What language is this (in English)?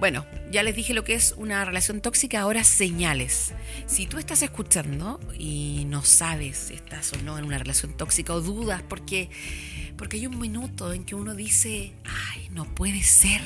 Spanish